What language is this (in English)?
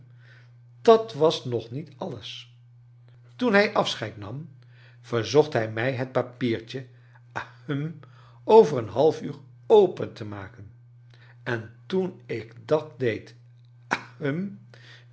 Dutch